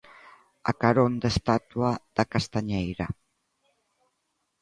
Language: Galician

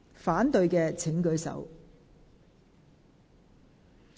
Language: Cantonese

